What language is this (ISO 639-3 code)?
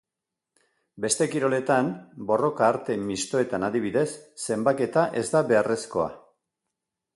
eus